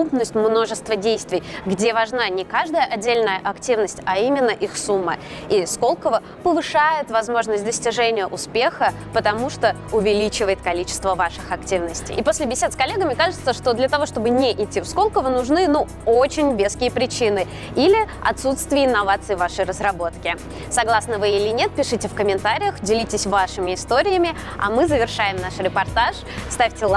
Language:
Russian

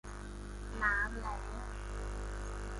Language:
Thai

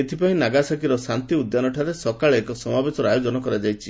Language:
Odia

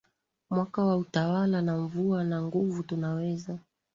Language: Swahili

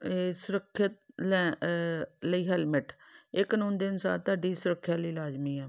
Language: Punjabi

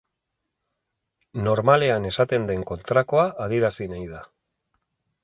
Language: Basque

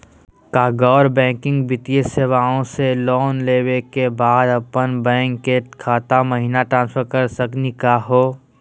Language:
Magahi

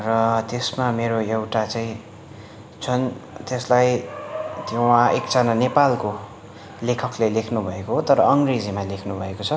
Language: Nepali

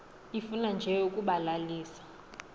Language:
Xhosa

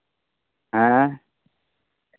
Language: Santali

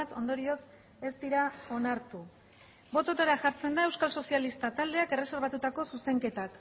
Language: Basque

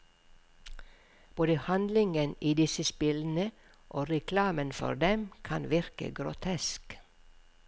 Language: Norwegian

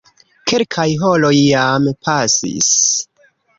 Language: Esperanto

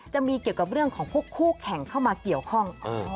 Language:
Thai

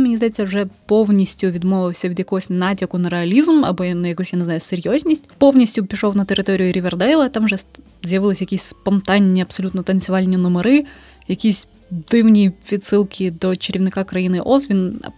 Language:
Ukrainian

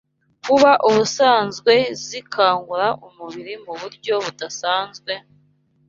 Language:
Kinyarwanda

